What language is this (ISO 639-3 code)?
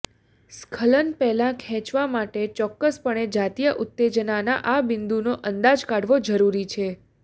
guj